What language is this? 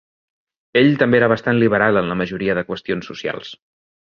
Catalan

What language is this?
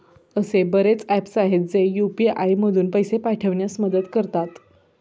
Marathi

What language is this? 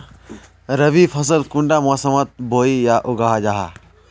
Magahi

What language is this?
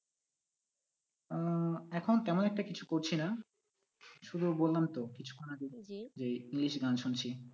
Bangla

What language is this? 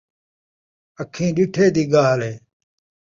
Saraiki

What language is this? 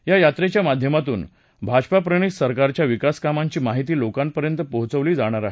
Marathi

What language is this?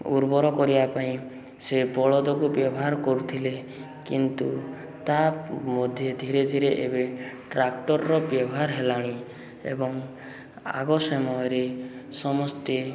Odia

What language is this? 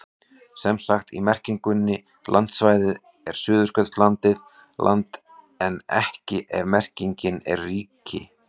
Icelandic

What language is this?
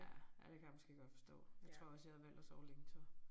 Danish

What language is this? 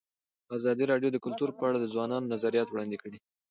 Pashto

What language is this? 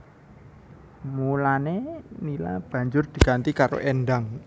Javanese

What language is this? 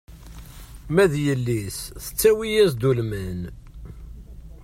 Kabyle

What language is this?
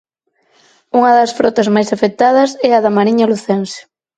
Galician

